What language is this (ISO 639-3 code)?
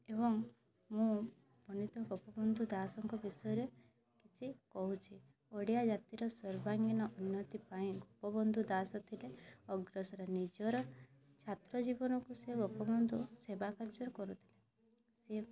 ori